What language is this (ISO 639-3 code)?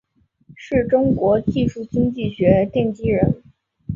zho